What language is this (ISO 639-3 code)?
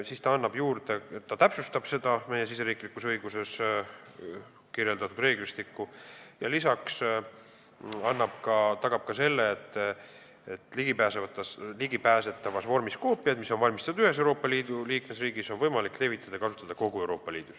est